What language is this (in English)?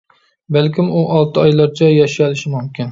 Uyghur